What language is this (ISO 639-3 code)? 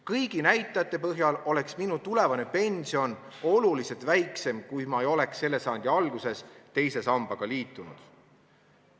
est